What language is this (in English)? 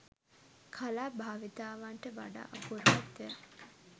Sinhala